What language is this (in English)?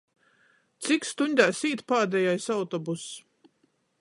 Latgalian